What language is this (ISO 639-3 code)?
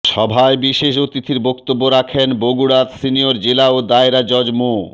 ben